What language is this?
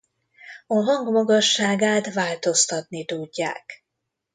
Hungarian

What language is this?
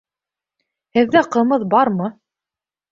Bashkir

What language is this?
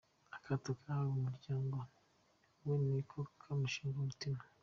Kinyarwanda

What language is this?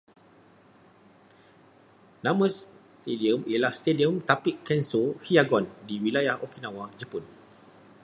Malay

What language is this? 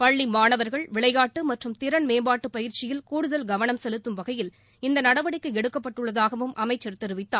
Tamil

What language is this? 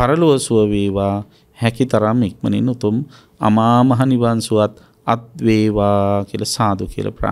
Indonesian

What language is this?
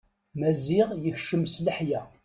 Kabyle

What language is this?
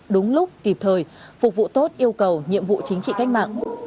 Vietnamese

